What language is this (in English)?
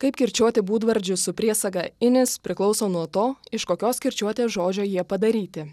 Lithuanian